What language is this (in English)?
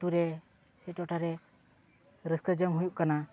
Santali